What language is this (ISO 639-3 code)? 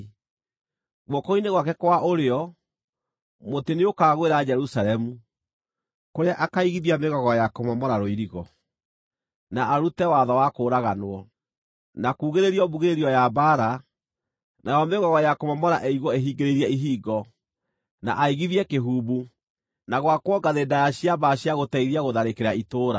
kik